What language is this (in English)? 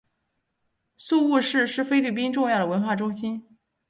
Chinese